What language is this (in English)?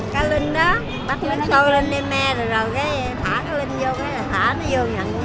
Vietnamese